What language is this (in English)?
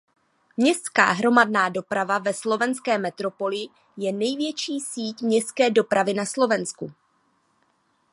Czech